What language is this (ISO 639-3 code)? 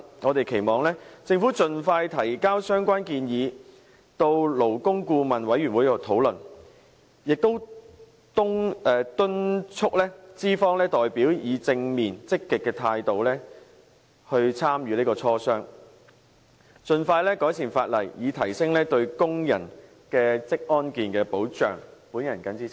yue